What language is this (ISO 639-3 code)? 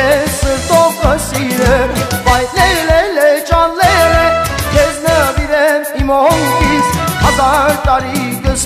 tur